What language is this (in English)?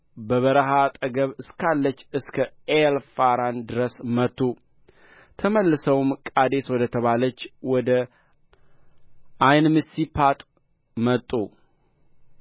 Amharic